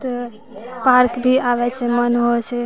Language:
Maithili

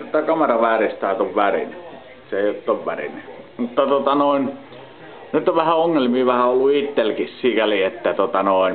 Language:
Finnish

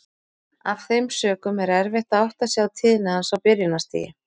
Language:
Icelandic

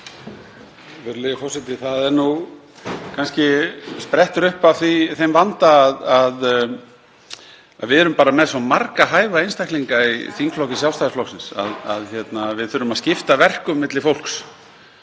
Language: Icelandic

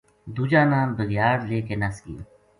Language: Gujari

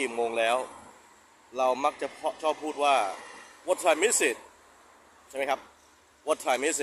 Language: Thai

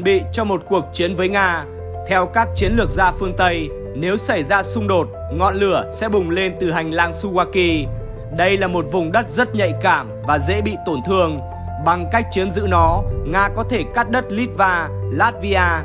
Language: Vietnamese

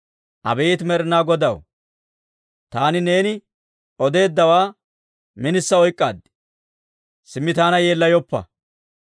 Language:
Dawro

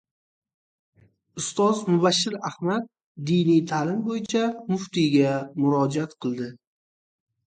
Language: Uzbek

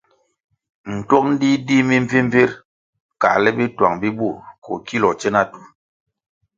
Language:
Kwasio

